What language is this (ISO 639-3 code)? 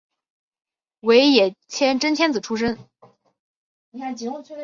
zho